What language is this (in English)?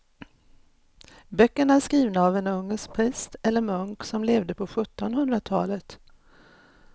Swedish